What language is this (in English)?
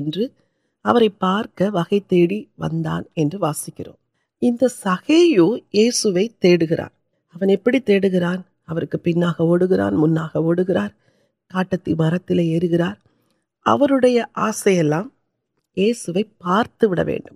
Urdu